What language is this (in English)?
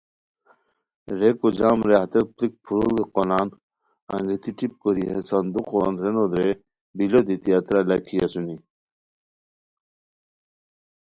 Khowar